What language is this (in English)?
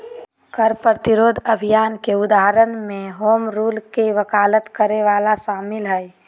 Magahi